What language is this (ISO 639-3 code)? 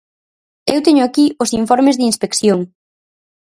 glg